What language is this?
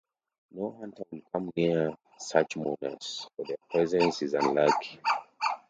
English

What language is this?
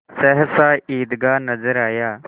Hindi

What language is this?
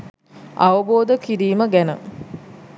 Sinhala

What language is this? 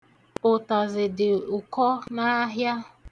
Igbo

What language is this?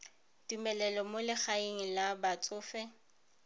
Tswana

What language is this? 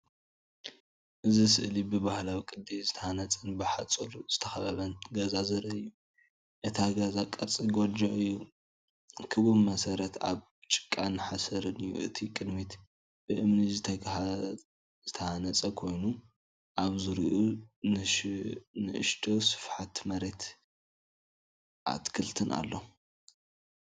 Tigrinya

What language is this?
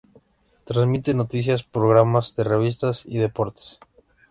Spanish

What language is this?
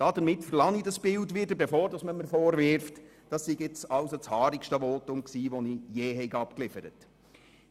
Swiss German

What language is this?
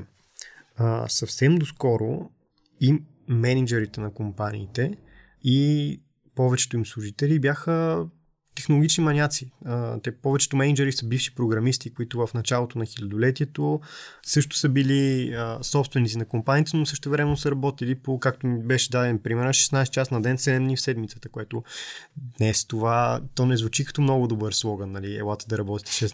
Bulgarian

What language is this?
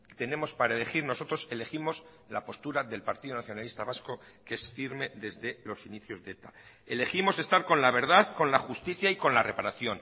Spanish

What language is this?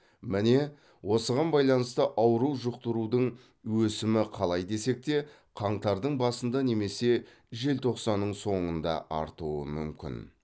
Kazakh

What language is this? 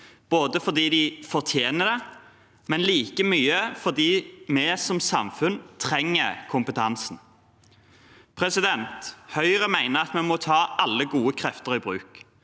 Norwegian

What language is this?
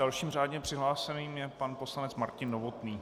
Czech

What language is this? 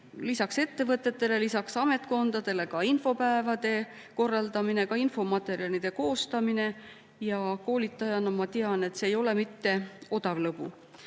Estonian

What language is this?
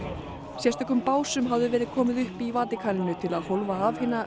Icelandic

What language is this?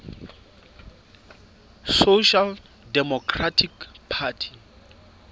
Southern Sotho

